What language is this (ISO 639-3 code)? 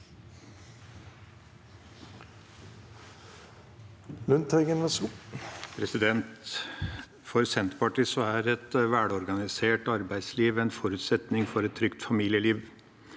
nor